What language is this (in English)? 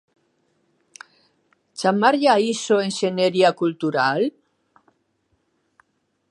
Galician